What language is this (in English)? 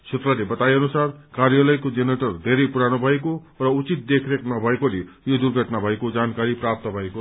Nepali